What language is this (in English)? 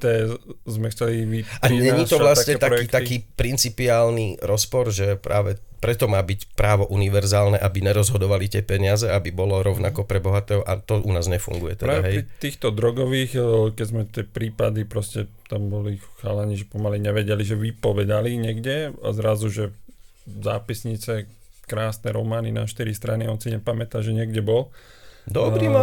Slovak